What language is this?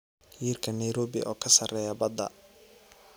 Somali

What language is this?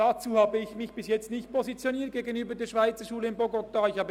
Swiss German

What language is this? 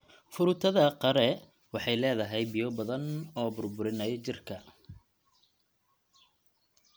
Somali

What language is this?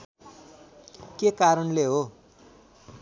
Nepali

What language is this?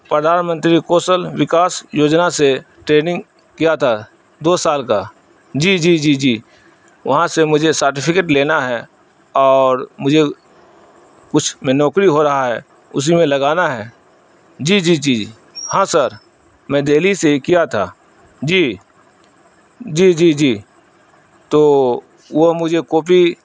Urdu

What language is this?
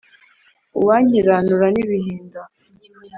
Kinyarwanda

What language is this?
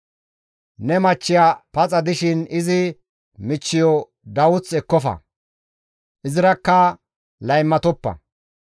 Gamo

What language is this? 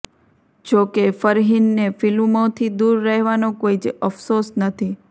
Gujarati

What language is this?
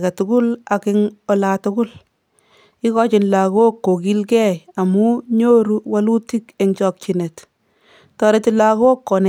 Kalenjin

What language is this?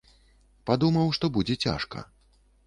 Belarusian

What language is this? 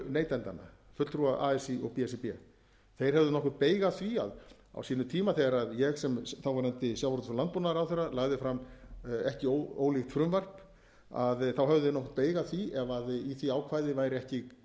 Icelandic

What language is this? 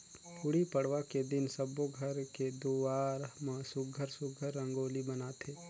Chhattisgarhi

